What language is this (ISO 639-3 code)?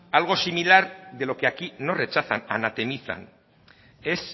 spa